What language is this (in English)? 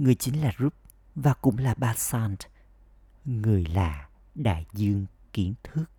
Vietnamese